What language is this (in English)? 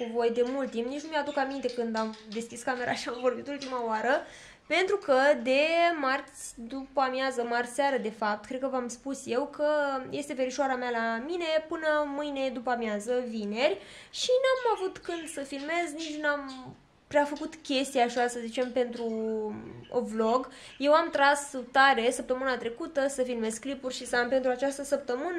Romanian